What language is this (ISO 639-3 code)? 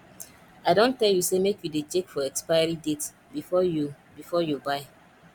pcm